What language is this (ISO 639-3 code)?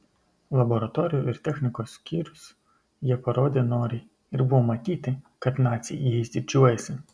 lit